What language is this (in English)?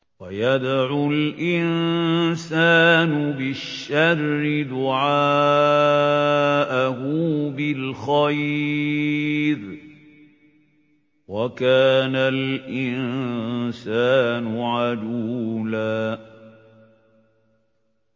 Arabic